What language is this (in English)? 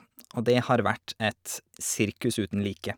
Norwegian